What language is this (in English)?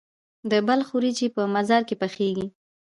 Pashto